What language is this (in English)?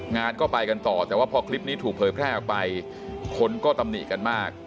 Thai